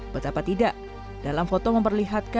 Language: Indonesian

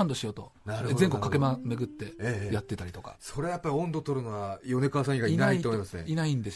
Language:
Japanese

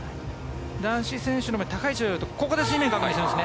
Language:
Japanese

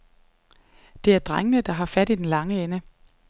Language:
Danish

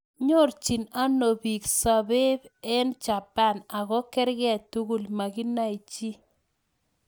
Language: Kalenjin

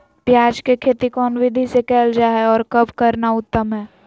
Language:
Magahi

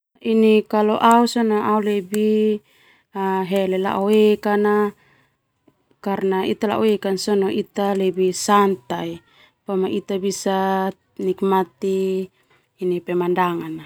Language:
Termanu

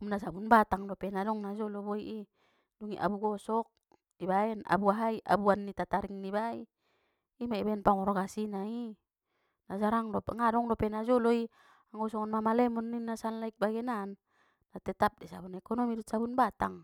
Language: Batak Mandailing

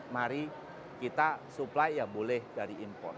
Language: Indonesian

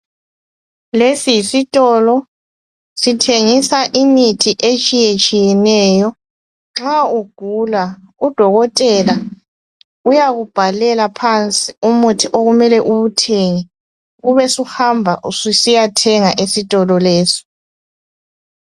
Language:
North Ndebele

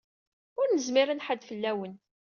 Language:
Kabyle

